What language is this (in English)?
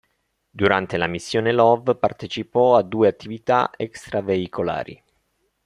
Italian